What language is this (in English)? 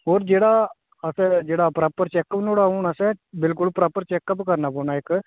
Dogri